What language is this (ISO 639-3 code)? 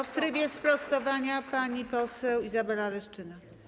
pol